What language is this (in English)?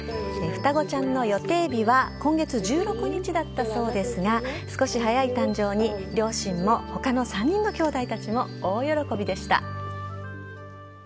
Japanese